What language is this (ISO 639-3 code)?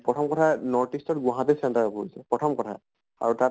asm